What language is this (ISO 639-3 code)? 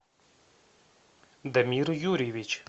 rus